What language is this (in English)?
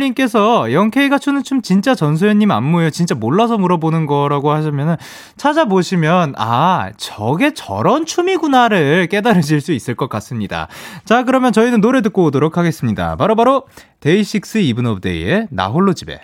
Korean